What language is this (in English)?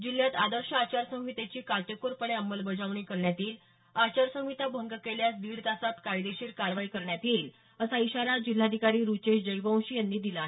Marathi